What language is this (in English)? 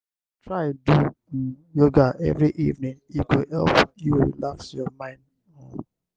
Nigerian Pidgin